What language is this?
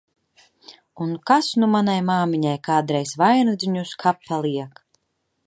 Latvian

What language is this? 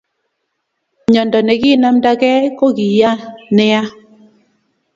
Kalenjin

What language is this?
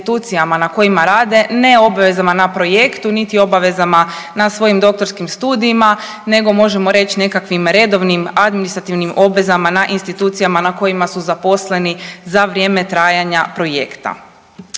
Croatian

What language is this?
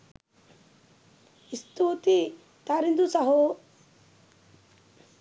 Sinhala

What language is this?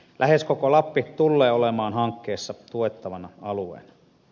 Finnish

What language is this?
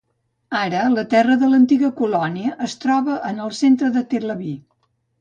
Catalan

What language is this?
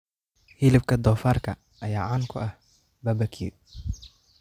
Somali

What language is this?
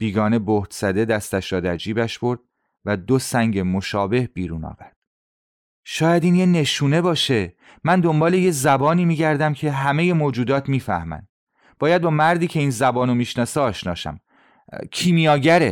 Persian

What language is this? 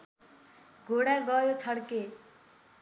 Nepali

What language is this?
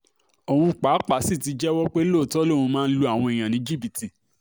Yoruba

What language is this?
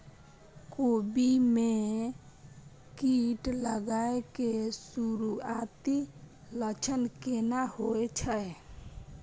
Maithili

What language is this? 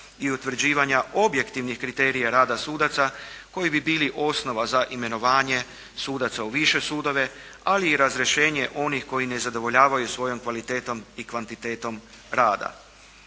Croatian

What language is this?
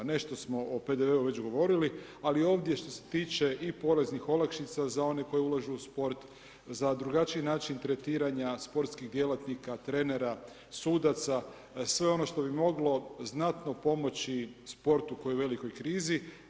Croatian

